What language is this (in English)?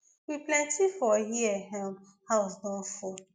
Nigerian Pidgin